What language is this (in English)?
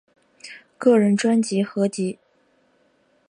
Chinese